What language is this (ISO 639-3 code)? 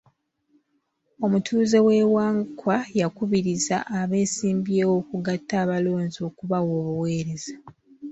lug